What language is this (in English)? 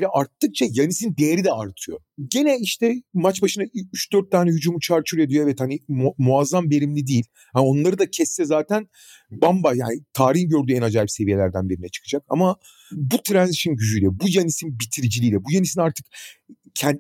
Turkish